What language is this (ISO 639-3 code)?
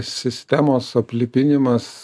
lit